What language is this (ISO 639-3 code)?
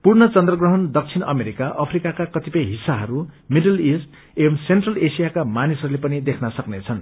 nep